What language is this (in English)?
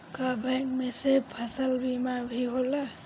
Bhojpuri